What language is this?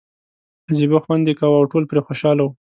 Pashto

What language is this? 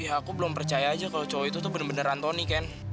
Indonesian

